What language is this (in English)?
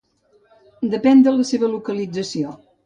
Catalan